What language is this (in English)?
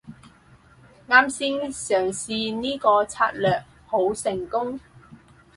Cantonese